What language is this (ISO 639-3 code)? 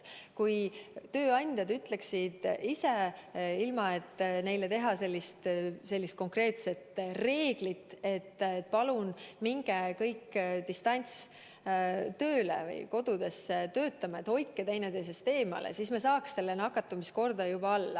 est